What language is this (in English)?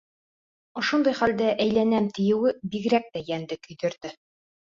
Bashkir